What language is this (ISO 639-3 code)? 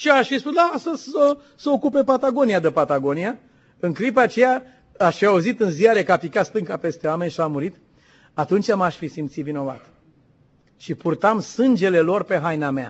ron